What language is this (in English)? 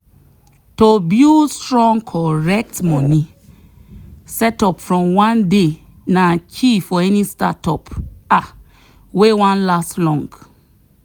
Nigerian Pidgin